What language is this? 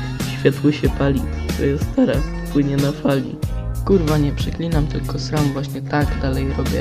Polish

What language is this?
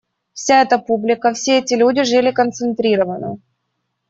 Russian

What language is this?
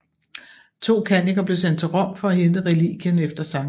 Danish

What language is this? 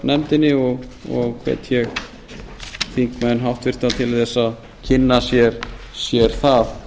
Icelandic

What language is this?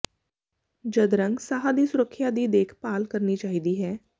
Punjabi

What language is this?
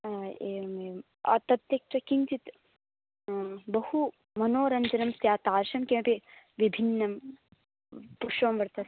Sanskrit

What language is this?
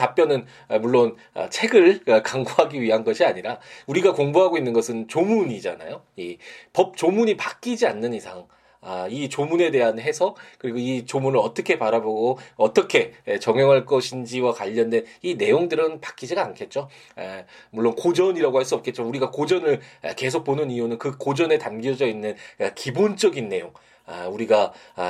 Korean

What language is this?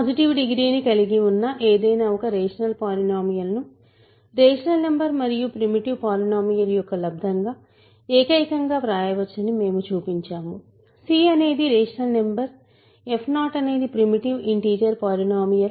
Telugu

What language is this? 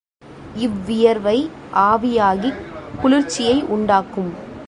Tamil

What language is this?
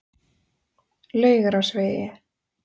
Icelandic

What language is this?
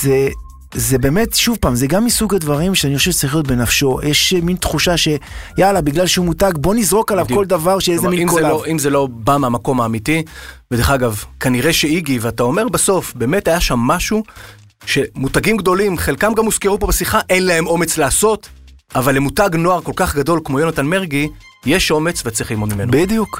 Hebrew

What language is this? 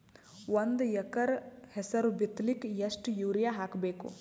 Kannada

